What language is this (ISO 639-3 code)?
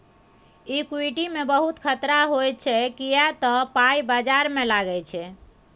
mai